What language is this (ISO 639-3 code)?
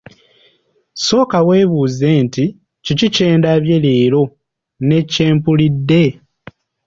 lug